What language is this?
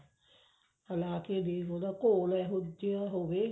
Punjabi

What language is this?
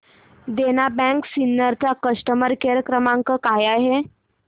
Marathi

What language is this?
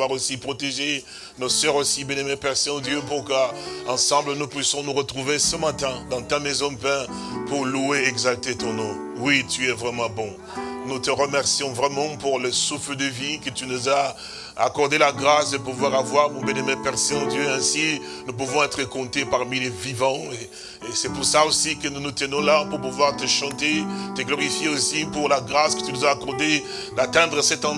French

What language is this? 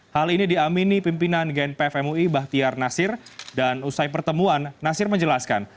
Indonesian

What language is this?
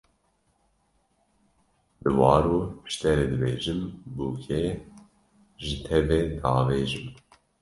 Kurdish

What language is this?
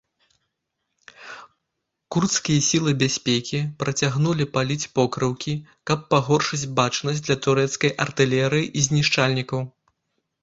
Belarusian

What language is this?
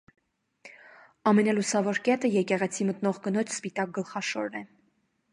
Armenian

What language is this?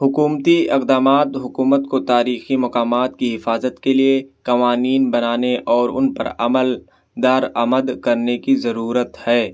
Urdu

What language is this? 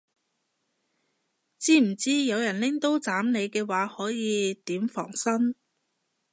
Cantonese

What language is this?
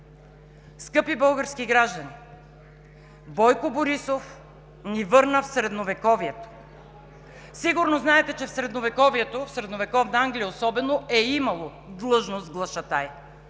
Bulgarian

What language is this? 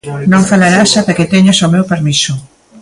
Galician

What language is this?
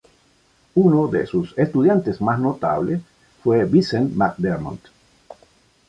Spanish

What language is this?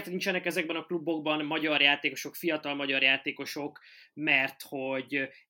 Hungarian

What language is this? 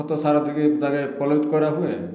Odia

